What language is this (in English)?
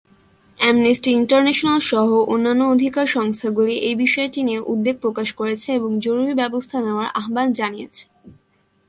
Bangla